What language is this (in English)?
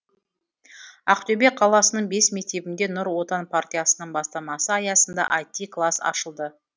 Kazakh